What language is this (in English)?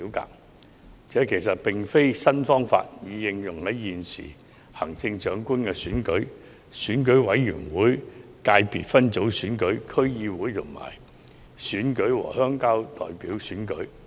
Cantonese